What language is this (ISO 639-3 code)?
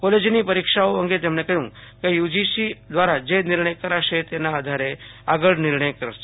guj